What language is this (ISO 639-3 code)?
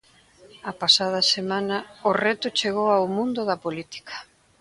glg